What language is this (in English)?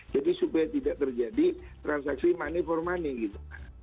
Indonesian